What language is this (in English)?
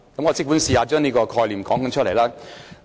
Cantonese